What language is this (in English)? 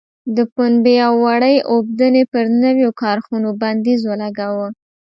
Pashto